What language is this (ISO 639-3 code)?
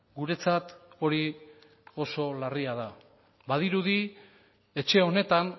eus